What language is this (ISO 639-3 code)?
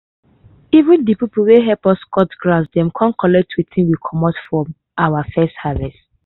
pcm